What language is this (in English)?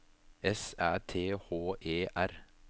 Norwegian